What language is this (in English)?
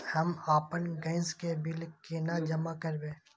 Maithili